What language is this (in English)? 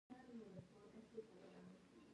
Pashto